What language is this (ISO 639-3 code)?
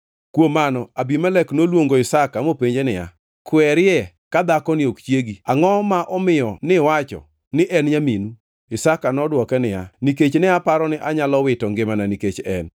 luo